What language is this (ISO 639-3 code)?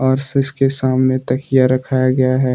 hin